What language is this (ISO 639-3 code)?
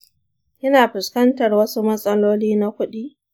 hau